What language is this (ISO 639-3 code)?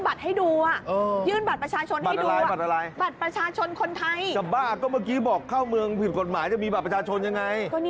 tha